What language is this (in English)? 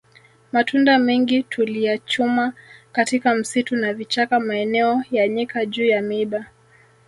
Swahili